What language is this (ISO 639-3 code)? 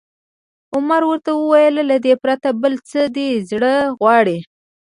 pus